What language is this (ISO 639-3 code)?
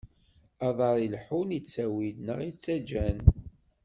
kab